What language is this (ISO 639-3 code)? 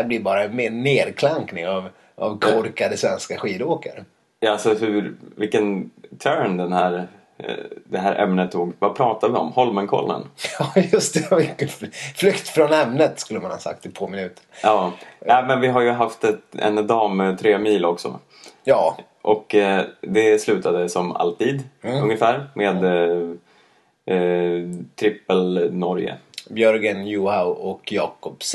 swe